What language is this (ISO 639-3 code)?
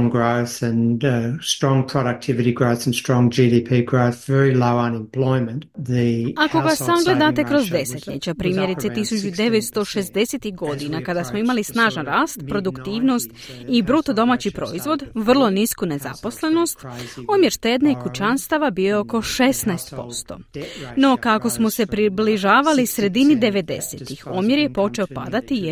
hrv